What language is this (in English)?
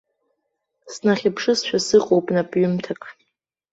Abkhazian